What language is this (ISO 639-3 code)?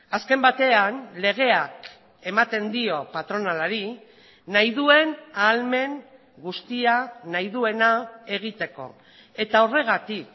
eus